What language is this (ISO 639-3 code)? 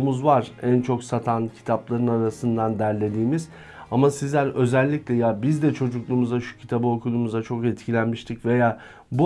tur